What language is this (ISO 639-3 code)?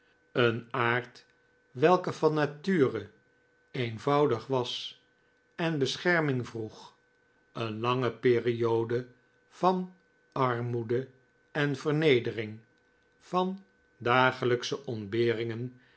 nld